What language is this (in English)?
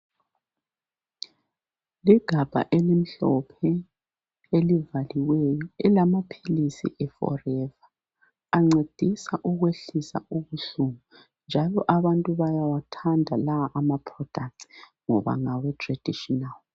North Ndebele